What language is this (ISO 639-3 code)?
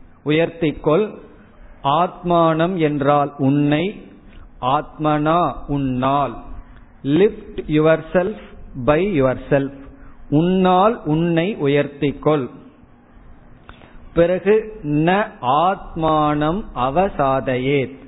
tam